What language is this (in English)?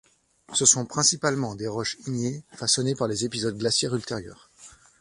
French